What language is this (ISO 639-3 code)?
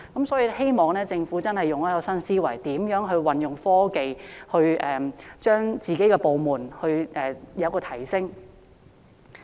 yue